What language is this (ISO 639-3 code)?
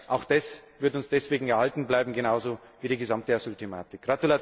deu